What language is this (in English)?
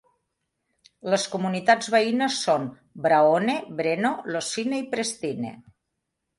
Catalan